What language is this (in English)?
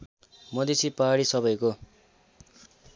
Nepali